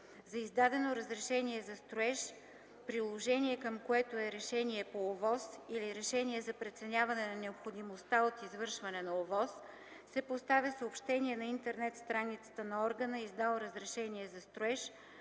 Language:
Bulgarian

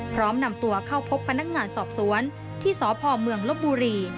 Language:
Thai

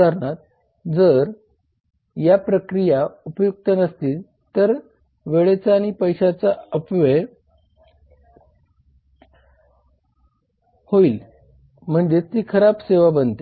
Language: Marathi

